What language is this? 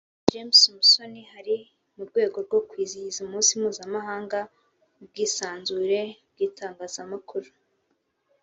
Kinyarwanda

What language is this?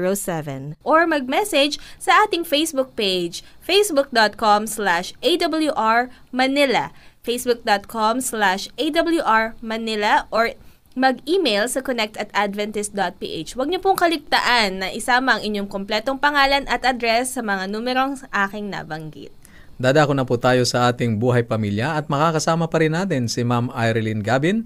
Filipino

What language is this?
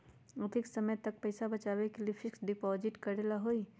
Magahi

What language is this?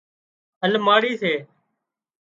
Wadiyara Koli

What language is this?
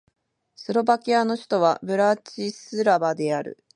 Japanese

